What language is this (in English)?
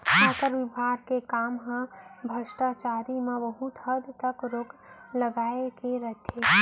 Chhattisgarhi